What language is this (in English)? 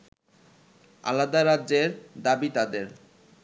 Bangla